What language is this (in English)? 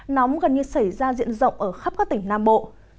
Vietnamese